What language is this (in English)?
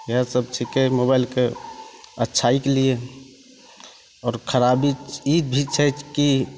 Maithili